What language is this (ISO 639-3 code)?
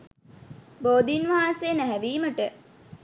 sin